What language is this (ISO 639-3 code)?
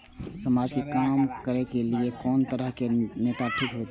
mai